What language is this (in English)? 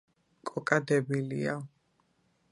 Georgian